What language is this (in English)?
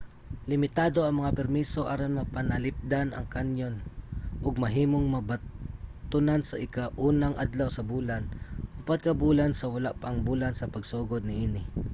Cebuano